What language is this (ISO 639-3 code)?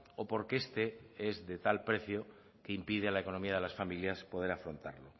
spa